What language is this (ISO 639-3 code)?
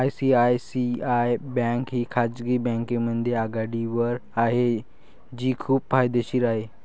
mar